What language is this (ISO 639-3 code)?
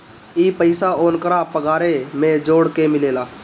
bho